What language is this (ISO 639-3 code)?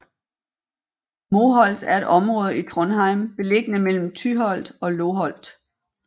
dan